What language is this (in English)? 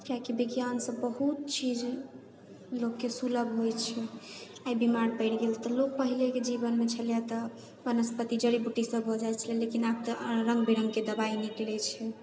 Maithili